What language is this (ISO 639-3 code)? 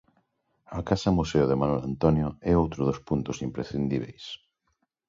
glg